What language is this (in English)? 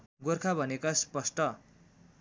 Nepali